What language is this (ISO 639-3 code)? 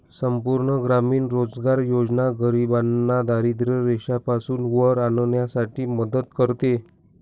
mar